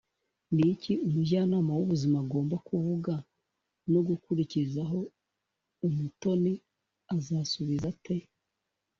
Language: Kinyarwanda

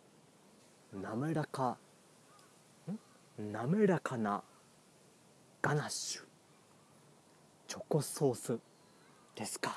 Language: Japanese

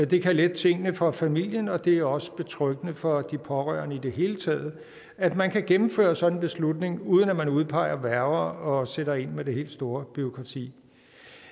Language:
Danish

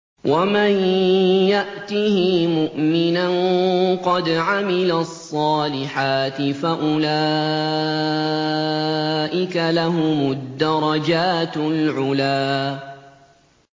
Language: Arabic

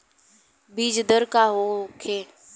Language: Bhojpuri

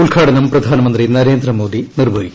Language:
Malayalam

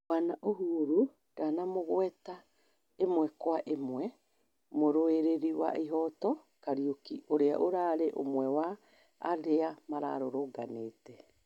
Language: Kikuyu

